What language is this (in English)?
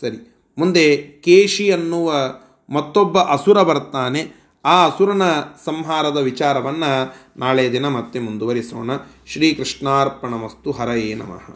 Kannada